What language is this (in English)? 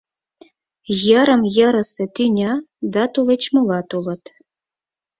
Mari